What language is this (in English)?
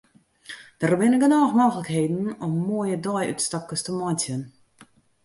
Western Frisian